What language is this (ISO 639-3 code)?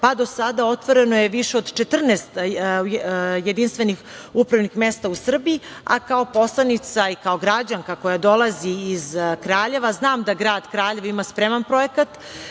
srp